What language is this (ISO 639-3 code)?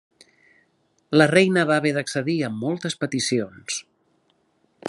cat